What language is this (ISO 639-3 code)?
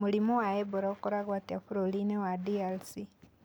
kik